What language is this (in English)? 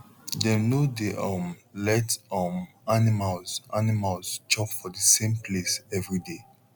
Nigerian Pidgin